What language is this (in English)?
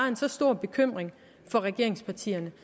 Danish